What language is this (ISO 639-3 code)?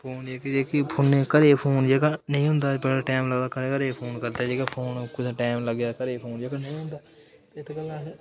doi